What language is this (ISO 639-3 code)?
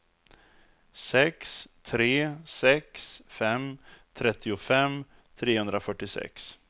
swe